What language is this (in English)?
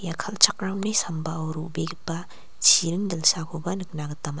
Garo